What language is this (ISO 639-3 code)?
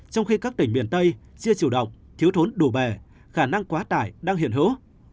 vie